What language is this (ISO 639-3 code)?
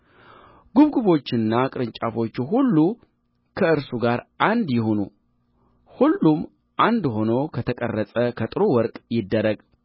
amh